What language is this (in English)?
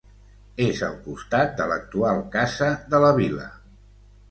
Catalan